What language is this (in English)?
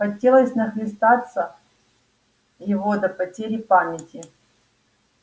Russian